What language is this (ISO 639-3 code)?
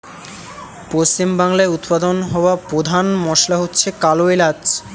ben